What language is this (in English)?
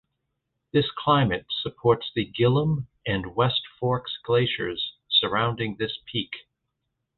English